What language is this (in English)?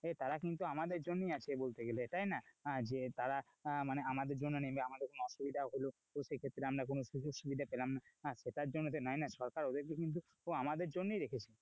Bangla